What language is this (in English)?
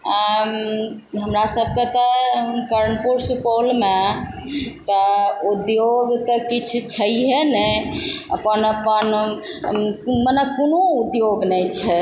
Maithili